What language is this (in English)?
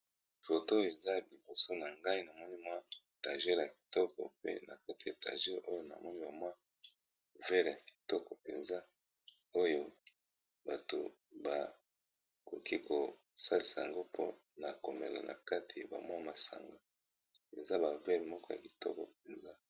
Lingala